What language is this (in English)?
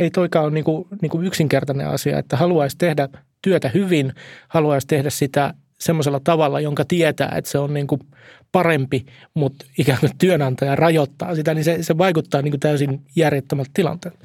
Finnish